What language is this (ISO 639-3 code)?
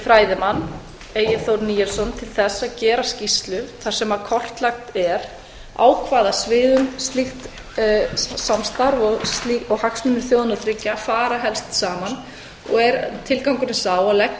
isl